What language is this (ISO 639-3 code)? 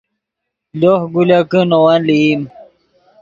ydg